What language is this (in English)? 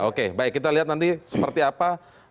Indonesian